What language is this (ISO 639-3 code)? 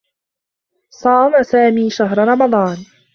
ara